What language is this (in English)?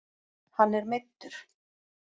Icelandic